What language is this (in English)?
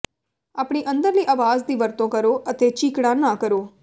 Punjabi